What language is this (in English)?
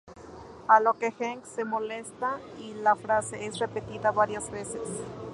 Spanish